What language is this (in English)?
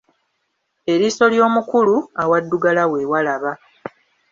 Ganda